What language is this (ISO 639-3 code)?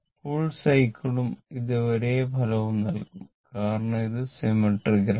mal